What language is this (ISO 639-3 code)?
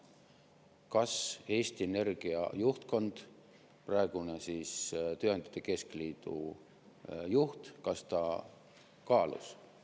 est